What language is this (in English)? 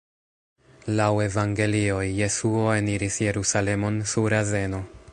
Esperanto